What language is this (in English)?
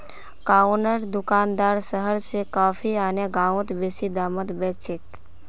Magahi